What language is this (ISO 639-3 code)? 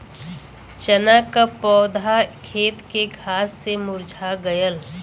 bho